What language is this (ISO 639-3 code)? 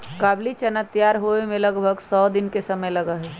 mag